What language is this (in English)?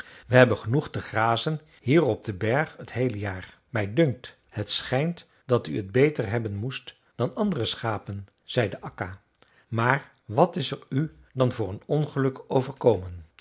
Dutch